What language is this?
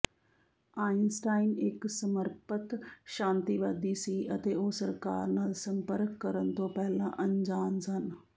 Punjabi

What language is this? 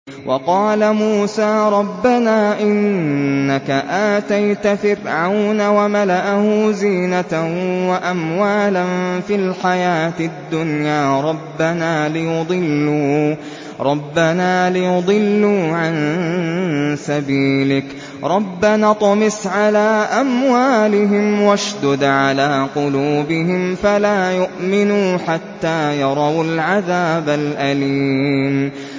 Arabic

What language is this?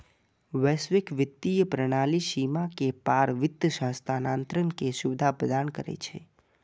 Maithili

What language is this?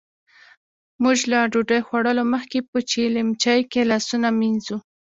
Pashto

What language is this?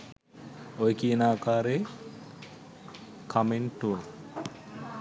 Sinhala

